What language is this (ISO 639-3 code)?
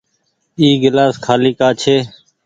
gig